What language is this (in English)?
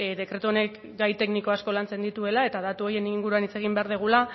Basque